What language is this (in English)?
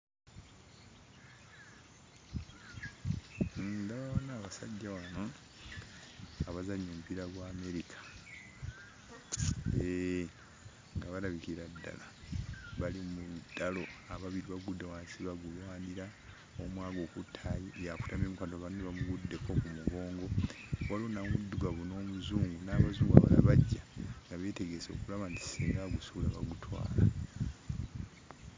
Ganda